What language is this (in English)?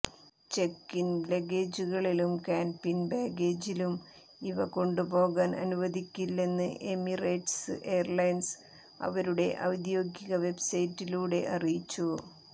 Malayalam